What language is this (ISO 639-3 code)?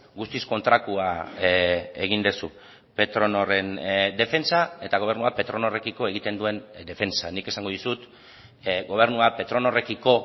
eus